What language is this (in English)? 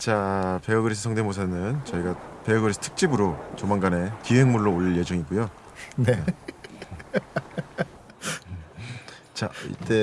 Korean